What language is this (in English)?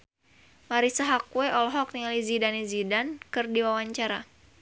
Sundanese